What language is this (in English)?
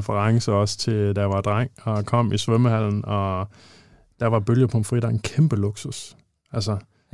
Danish